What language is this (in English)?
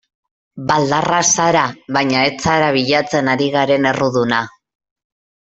Basque